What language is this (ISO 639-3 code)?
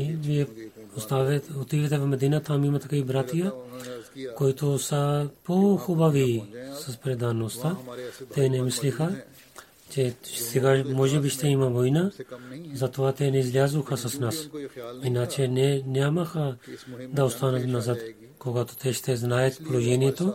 bul